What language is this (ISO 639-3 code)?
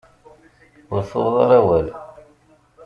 kab